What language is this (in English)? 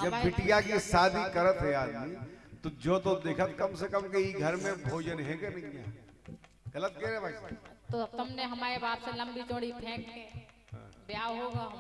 Hindi